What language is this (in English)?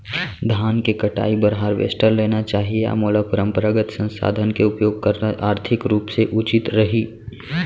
Chhattisgarhi